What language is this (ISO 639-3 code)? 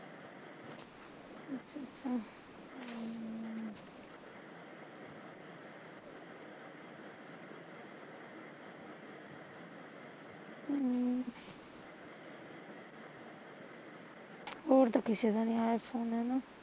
pan